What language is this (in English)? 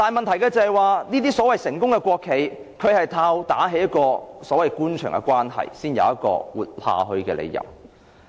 Cantonese